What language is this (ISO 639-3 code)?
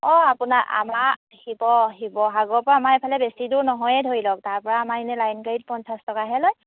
asm